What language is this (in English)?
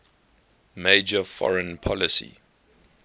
English